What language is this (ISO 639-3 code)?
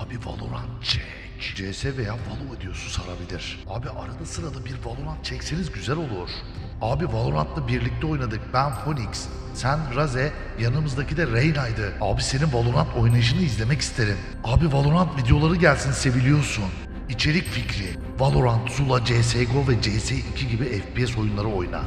tur